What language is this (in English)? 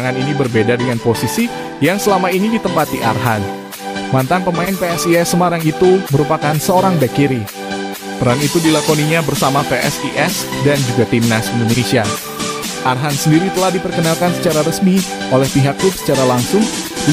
Indonesian